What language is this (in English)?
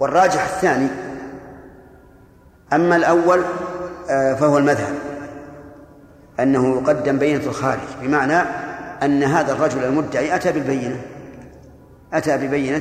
Arabic